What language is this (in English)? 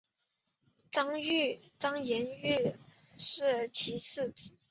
Chinese